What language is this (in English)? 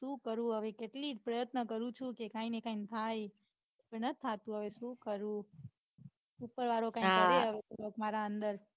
Gujarati